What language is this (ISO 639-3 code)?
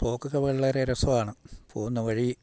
mal